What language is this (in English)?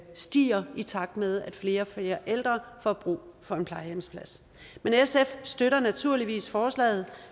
Danish